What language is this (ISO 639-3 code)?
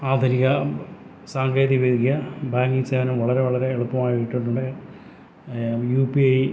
mal